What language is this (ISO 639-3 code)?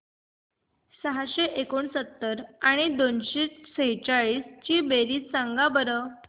mar